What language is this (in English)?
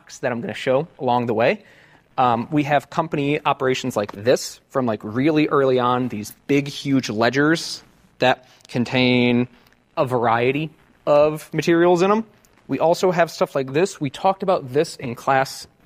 English